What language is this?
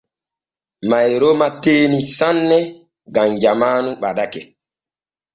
Borgu Fulfulde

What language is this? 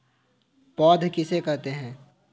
Hindi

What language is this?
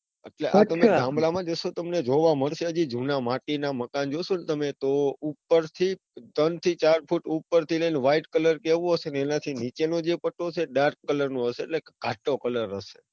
Gujarati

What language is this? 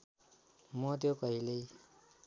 Nepali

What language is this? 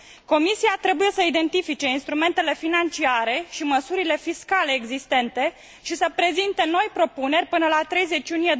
Romanian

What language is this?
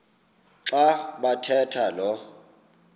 Xhosa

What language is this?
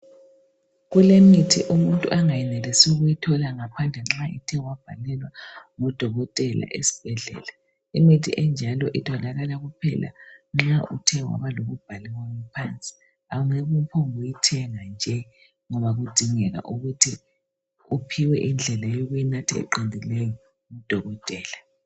North Ndebele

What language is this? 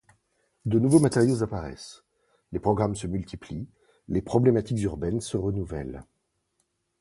French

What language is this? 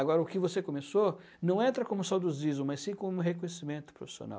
Portuguese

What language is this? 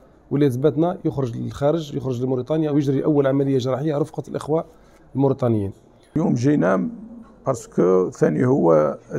Arabic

